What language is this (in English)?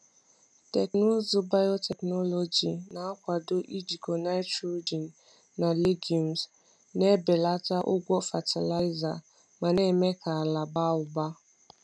Igbo